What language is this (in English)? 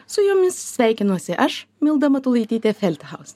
Lithuanian